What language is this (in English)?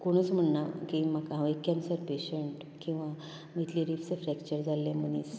Konkani